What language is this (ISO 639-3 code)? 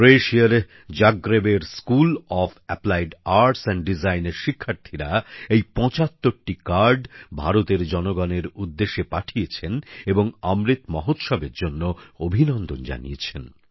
ben